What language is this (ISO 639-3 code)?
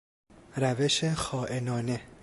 fas